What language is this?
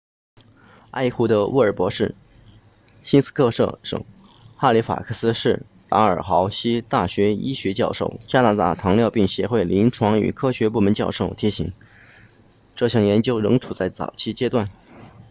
Chinese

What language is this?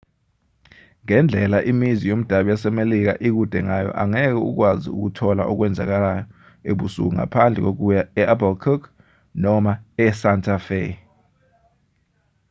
Zulu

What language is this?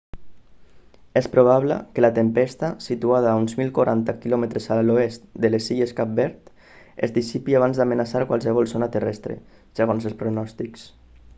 Catalan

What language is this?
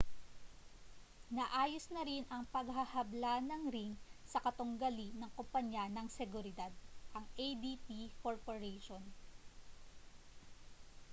Filipino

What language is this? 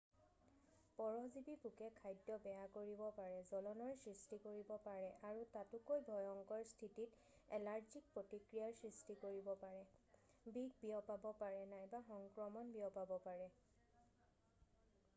Assamese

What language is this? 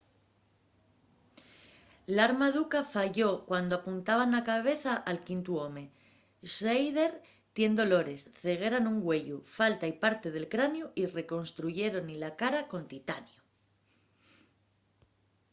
Asturian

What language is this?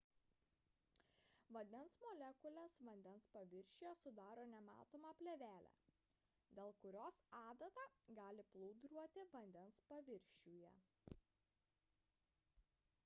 Lithuanian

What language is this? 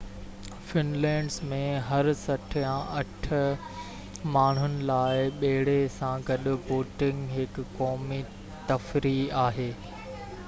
Sindhi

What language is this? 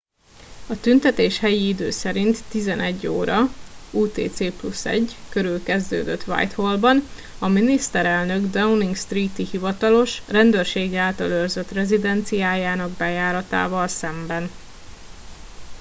Hungarian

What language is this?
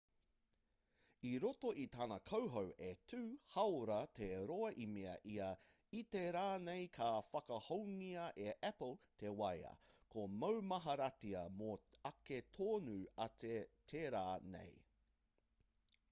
Māori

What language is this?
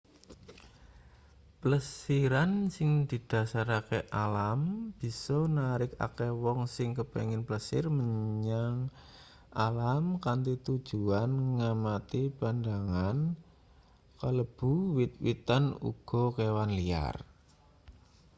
Javanese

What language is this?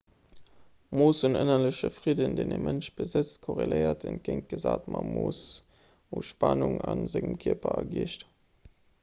Luxembourgish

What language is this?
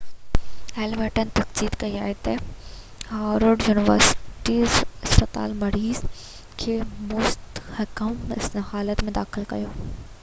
Sindhi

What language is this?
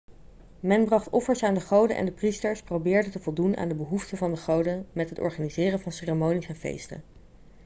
Dutch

